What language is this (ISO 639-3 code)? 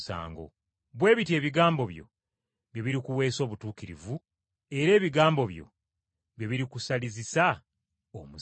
lug